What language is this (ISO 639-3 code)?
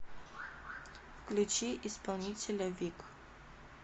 rus